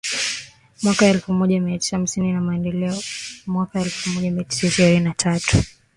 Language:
Swahili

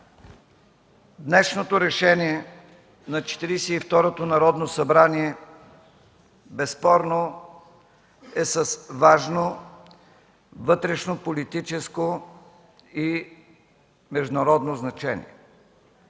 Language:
Bulgarian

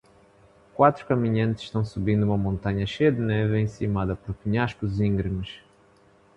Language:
Portuguese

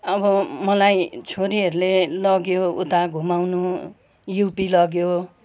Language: Nepali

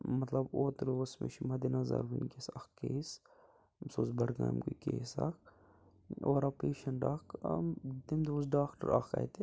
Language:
Kashmiri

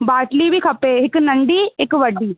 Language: Sindhi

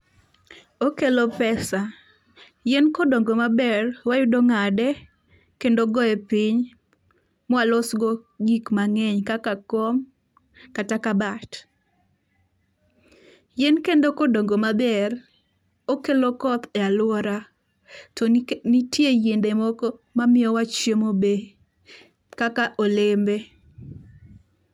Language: Luo (Kenya and Tanzania)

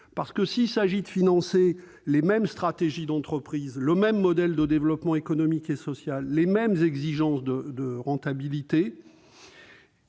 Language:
French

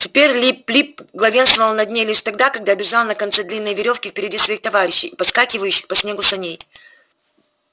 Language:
Russian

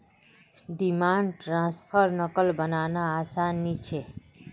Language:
Magahi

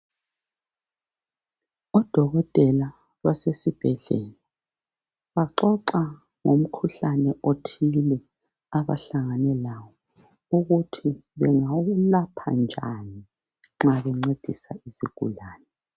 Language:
North Ndebele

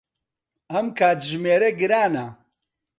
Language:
Central Kurdish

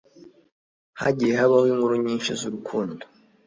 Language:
Kinyarwanda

